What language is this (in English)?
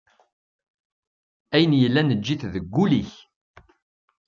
Kabyle